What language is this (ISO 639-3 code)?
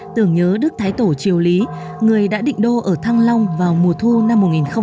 vie